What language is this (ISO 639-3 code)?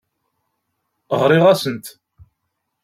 kab